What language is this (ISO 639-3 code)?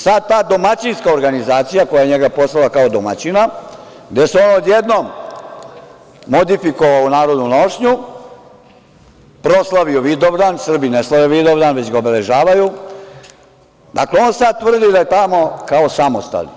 srp